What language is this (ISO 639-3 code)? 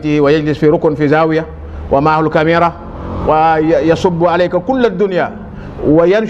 ara